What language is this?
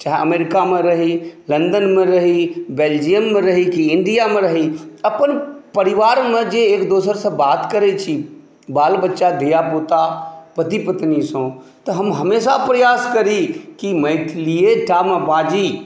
Maithili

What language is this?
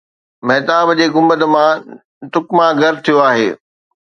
Sindhi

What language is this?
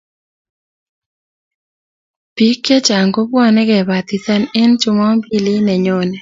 Kalenjin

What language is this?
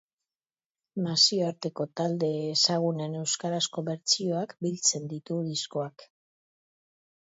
Basque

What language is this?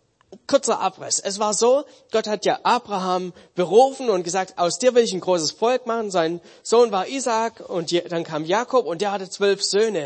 German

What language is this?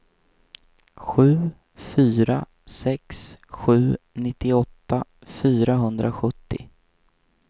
Swedish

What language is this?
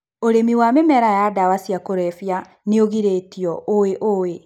Kikuyu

